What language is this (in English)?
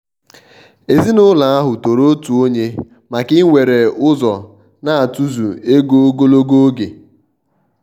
Igbo